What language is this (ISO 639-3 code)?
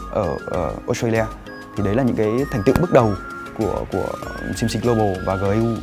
vie